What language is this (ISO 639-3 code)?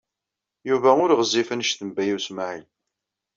kab